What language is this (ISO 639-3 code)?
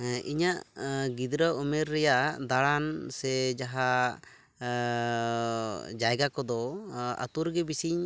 sat